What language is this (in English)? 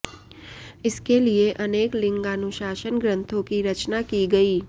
Sanskrit